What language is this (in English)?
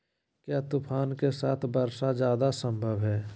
Magahi